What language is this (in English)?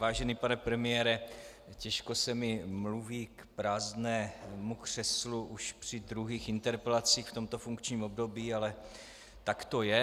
Czech